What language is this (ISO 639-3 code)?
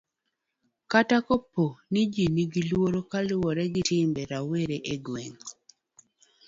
luo